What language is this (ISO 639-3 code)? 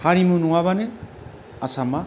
brx